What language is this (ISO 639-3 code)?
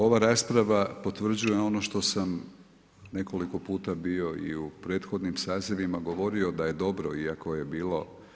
hrv